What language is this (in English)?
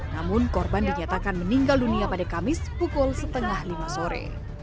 Indonesian